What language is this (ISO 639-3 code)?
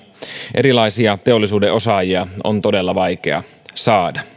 fin